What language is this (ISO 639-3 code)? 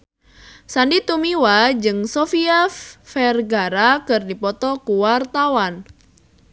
sun